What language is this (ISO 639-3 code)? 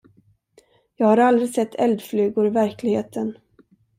swe